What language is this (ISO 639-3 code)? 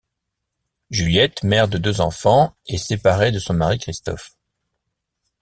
fra